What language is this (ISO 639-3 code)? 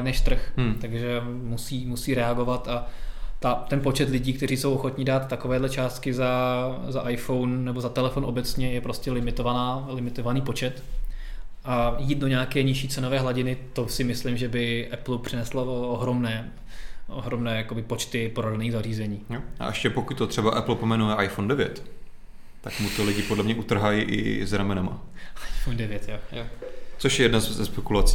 ces